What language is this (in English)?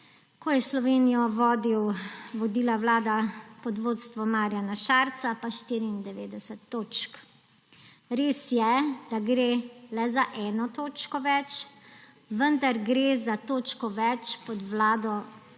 Slovenian